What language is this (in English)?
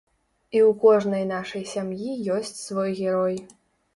Belarusian